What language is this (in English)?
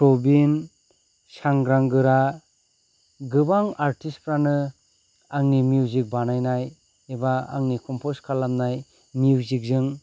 Bodo